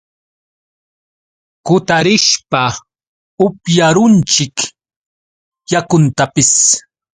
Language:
Yauyos Quechua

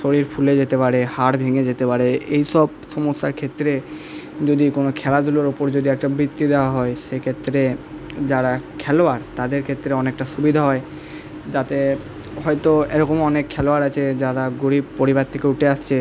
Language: Bangla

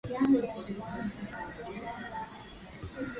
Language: Swahili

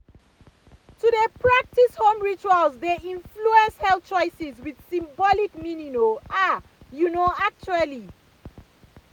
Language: Nigerian Pidgin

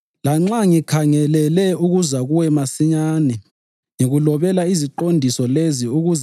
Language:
North Ndebele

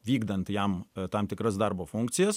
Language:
Lithuanian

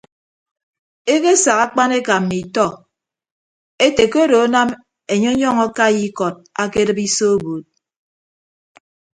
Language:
Ibibio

